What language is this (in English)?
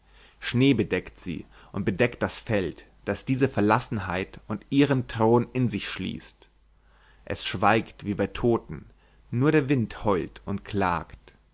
German